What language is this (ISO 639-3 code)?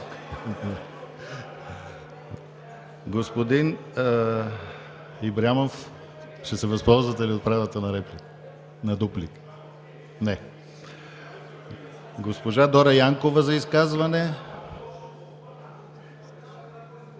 bul